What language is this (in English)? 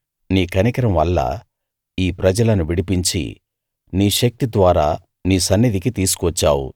Telugu